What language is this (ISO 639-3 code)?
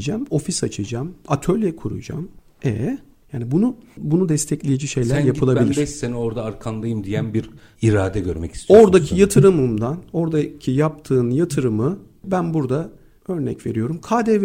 tur